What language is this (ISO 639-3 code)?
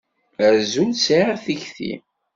kab